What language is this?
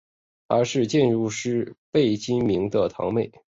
Chinese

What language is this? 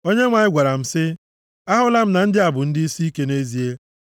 Igbo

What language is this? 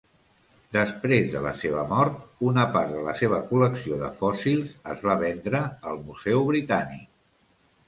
Catalan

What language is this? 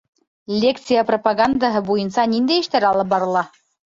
Bashkir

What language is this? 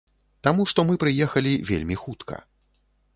Belarusian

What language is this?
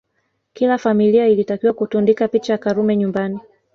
Swahili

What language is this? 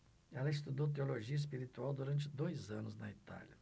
Portuguese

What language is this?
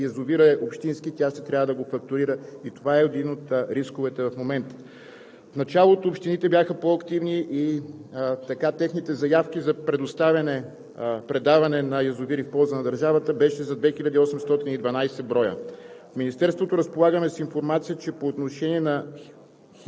Bulgarian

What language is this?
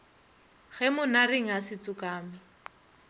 Northern Sotho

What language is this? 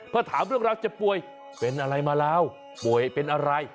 Thai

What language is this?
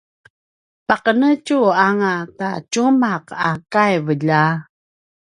Paiwan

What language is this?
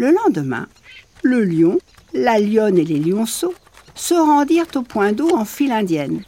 French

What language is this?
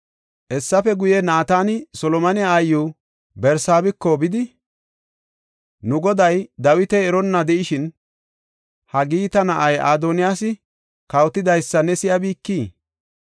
Gofa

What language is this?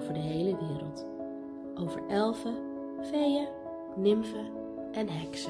Dutch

